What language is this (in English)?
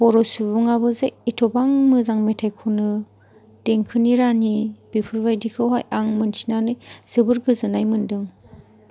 Bodo